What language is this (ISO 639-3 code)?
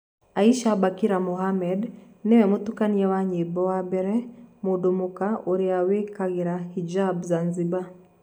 kik